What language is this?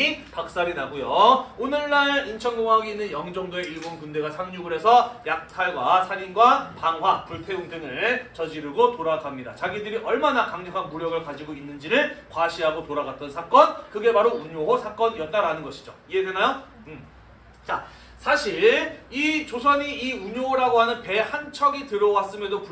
Korean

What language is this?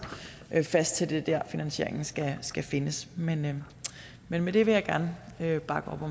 Danish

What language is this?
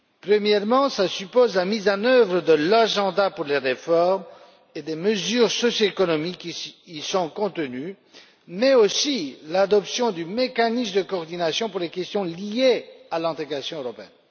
French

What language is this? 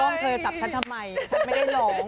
Thai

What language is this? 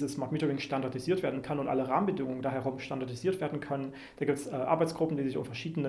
German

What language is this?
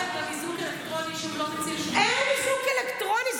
Hebrew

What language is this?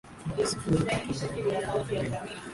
Swahili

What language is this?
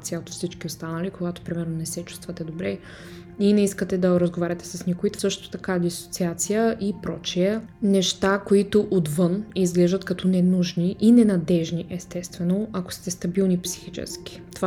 Bulgarian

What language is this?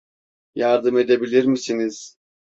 Turkish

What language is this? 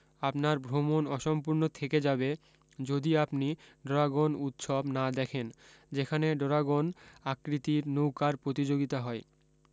Bangla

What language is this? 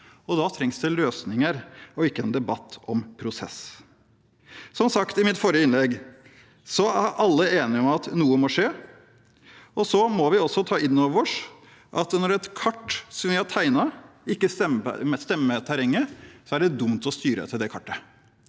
Norwegian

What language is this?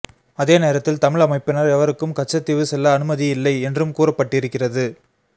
Tamil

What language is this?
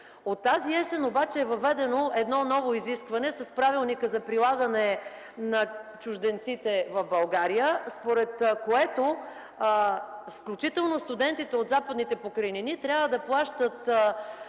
Bulgarian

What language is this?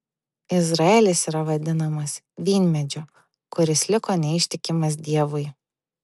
Lithuanian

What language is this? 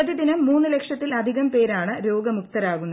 Malayalam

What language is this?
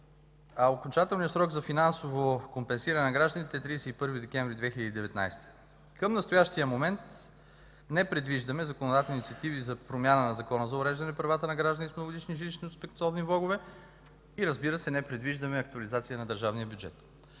Bulgarian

